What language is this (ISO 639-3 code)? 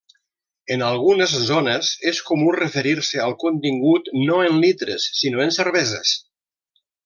cat